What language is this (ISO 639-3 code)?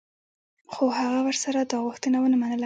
pus